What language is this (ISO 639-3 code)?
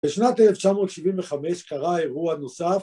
heb